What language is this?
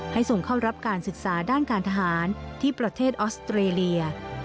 Thai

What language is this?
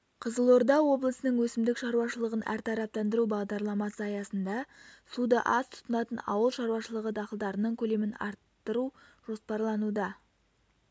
Kazakh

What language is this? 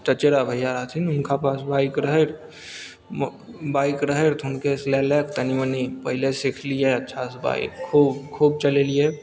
Maithili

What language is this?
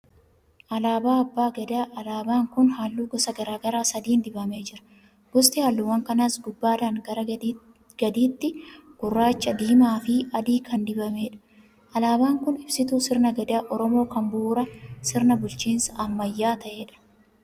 Oromo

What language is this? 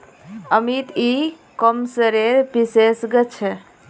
Magahi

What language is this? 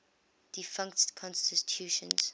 English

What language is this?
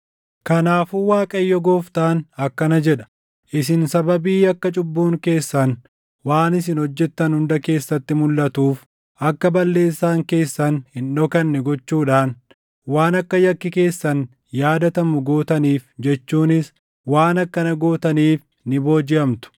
Oromo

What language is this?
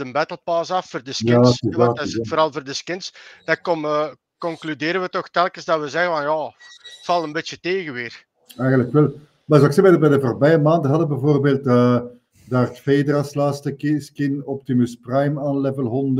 Dutch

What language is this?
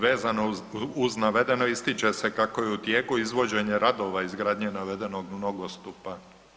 Croatian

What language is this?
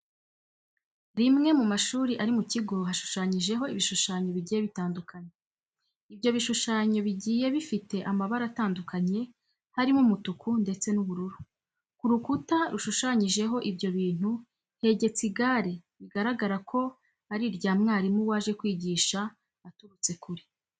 Kinyarwanda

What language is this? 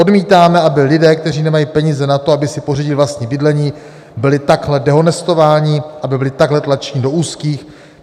Czech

